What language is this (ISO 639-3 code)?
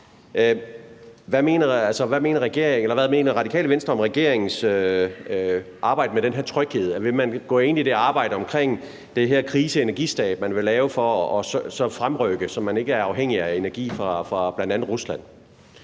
dan